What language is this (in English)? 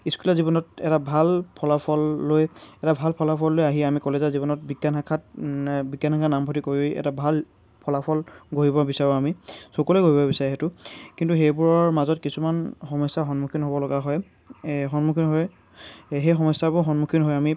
Assamese